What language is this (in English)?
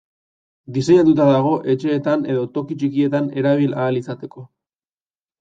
Basque